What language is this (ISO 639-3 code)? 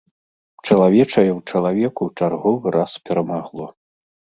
bel